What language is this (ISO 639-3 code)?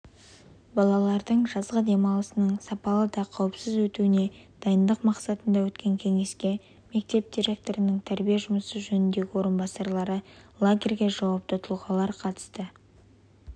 kaz